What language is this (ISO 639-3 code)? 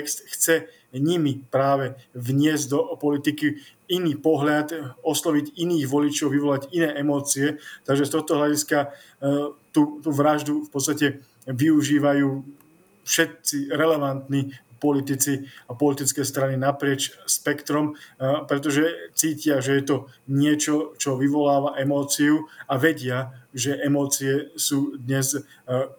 slk